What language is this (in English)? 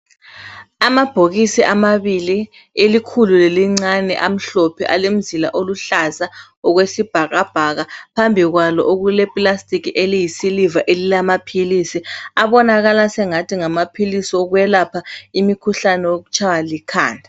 North Ndebele